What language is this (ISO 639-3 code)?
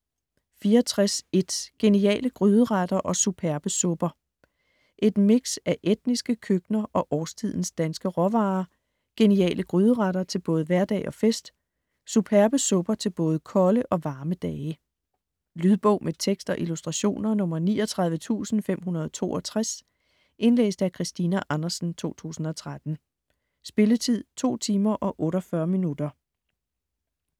dan